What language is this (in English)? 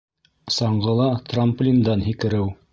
Bashkir